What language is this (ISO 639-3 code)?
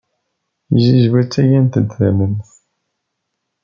kab